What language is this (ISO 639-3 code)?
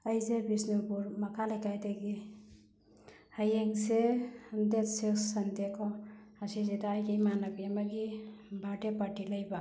mni